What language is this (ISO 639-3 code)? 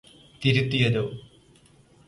mal